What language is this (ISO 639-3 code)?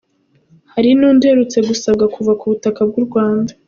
kin